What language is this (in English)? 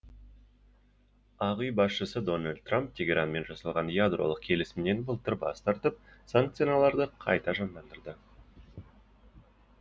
Kazakh